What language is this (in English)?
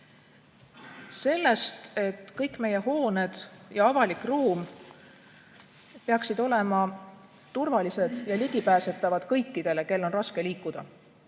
Estonian